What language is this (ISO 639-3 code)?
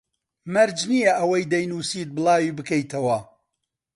ckb